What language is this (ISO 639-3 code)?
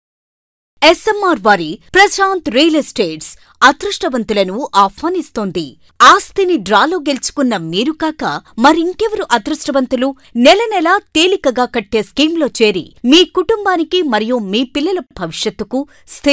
tel